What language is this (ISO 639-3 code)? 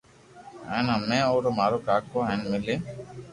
lrk